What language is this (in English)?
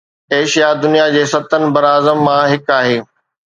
Sindhi